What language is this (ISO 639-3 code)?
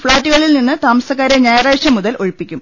mal